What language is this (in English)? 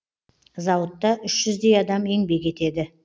Kazakh